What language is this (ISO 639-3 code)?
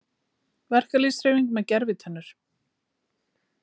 isl